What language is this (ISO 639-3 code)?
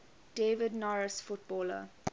eng